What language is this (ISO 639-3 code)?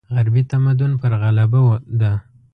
pus